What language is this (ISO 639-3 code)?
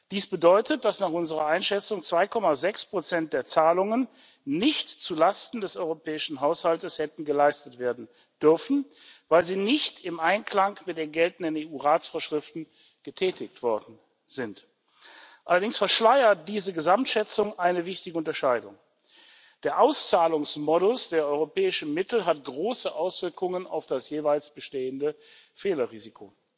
deu